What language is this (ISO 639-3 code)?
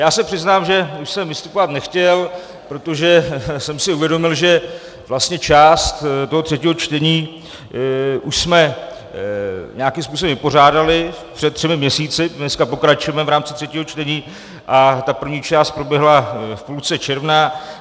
ces